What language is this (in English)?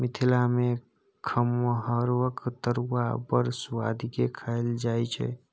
Maithili